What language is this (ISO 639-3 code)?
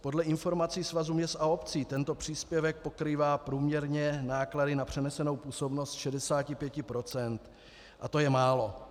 ces